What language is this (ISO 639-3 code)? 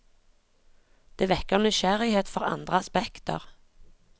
nor